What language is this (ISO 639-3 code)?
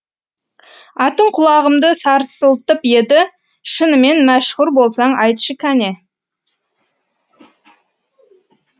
kaz